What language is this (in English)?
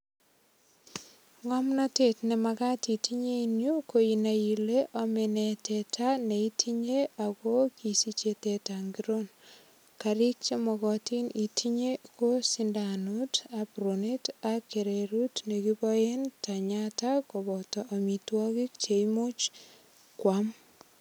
Kalenjin